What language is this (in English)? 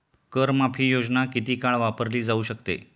Marathi